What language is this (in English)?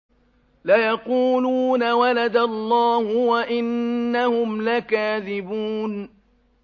Arabic